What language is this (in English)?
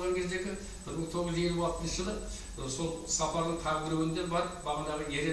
Turkish